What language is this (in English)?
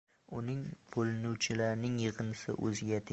Uzbek